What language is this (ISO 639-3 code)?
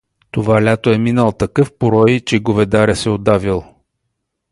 bul